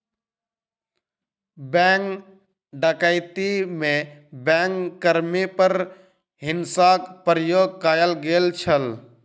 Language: Maithili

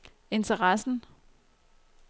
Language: Danish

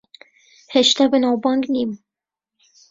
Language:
Central Kurdish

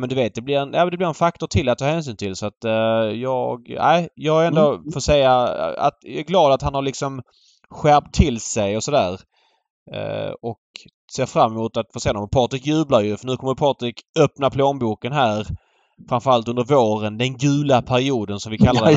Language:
Swedish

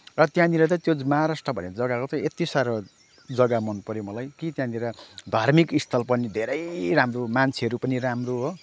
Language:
Nepali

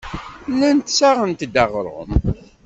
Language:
Kabyle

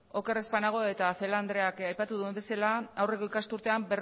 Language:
Basque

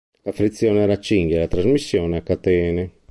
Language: Italian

